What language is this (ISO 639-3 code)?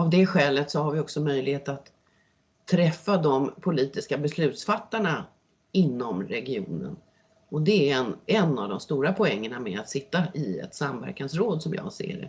swe